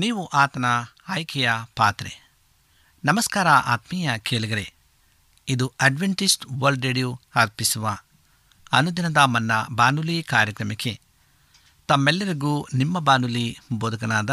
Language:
Kannada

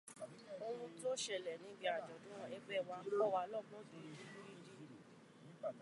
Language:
Yoruba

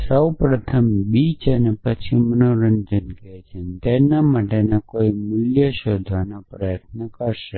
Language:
Gujarati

